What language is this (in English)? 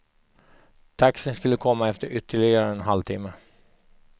Swedish